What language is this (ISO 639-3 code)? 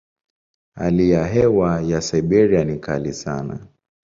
swa